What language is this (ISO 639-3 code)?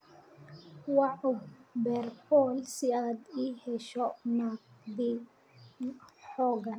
som